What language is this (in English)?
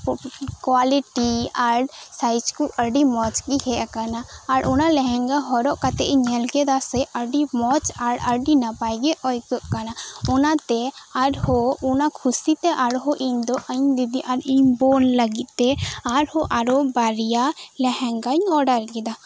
Santali